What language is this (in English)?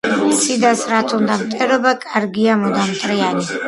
Georgian